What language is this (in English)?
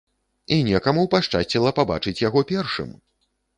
Belarusian